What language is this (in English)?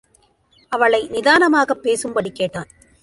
Tamil